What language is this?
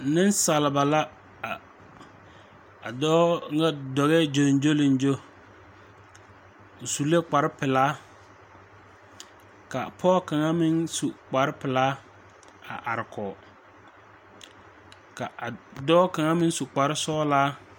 Southern Dagaare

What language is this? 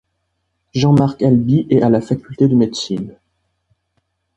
French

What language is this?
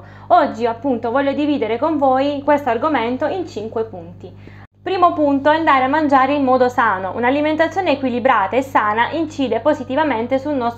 Italian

